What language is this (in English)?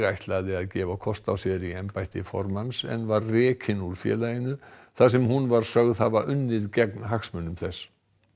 Icelandic